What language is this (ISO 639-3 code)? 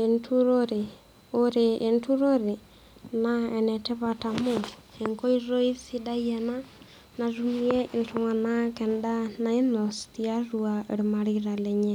mas